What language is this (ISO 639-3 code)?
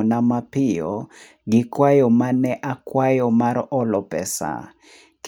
luo